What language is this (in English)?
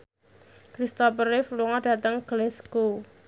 Javanese